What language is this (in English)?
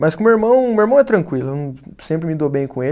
Portuguese